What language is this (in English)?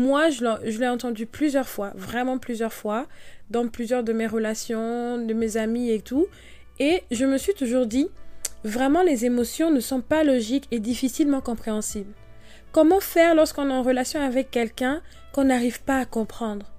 French